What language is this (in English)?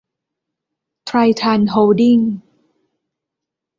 Thai